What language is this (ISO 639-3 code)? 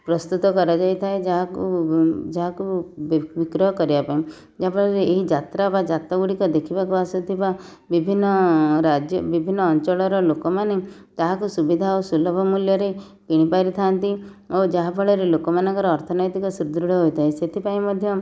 ori